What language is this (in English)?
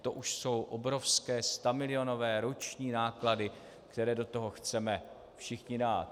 Czech